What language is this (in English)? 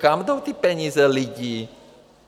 Czech